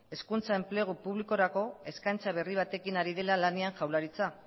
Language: Basque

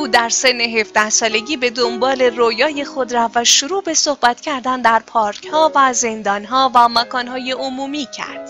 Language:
Persian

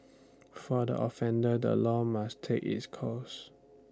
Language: English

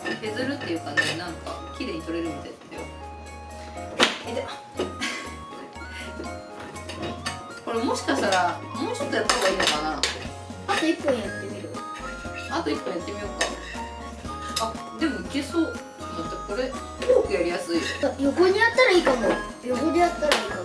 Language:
Japanese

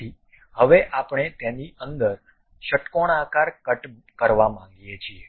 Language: Gujarati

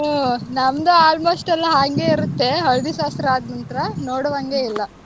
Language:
Kannada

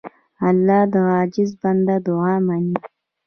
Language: Pashto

